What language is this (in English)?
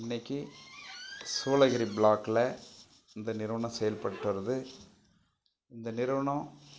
Tamil